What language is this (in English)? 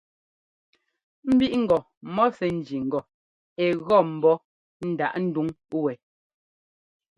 Ngomba